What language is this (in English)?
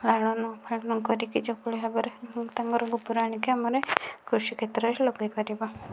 Odia